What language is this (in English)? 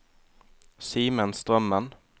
Norwegian